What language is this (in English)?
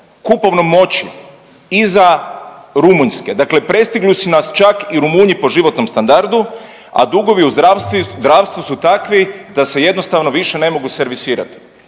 Croatian